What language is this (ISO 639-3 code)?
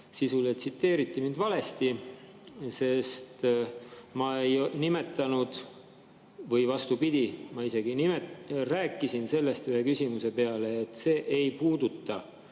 est